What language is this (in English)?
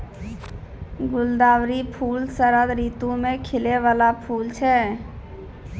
Maithili